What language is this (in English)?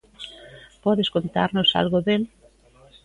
Galician